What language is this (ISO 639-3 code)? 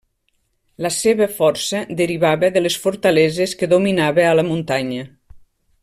cat